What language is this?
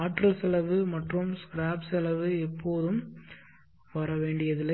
Tamil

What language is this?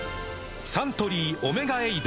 Japanese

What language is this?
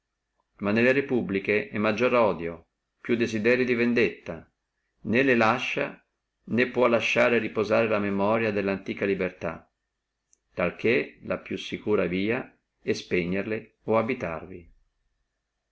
Italian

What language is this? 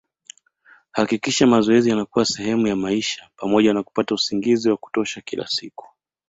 Swahili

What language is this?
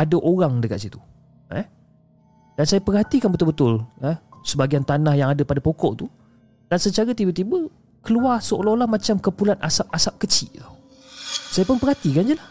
Malay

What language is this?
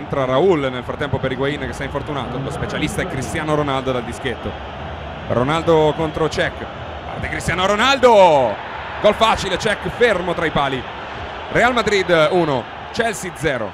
Italian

